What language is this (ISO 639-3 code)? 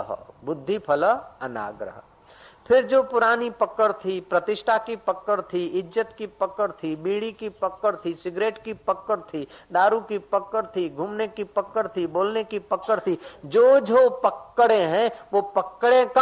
hin